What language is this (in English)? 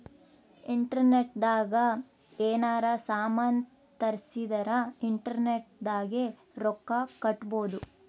Kannada